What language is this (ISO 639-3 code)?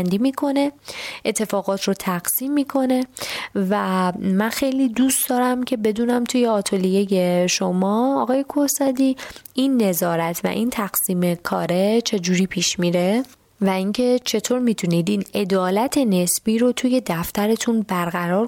fas